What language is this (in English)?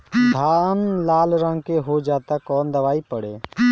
Bhojpuri